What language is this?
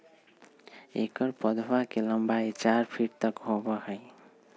Magahi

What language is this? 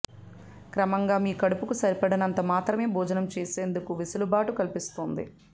Telugu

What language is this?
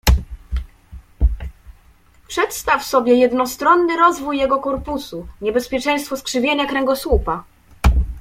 Polish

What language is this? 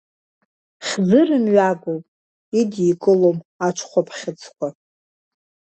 Abkhazian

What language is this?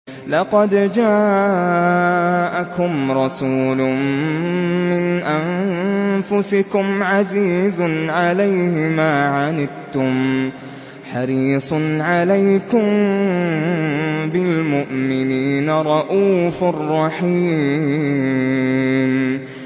Arabic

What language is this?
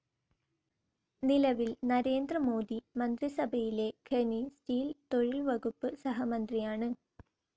Malayalam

